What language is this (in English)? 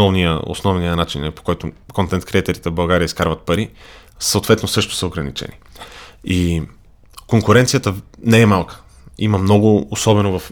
Bulgarian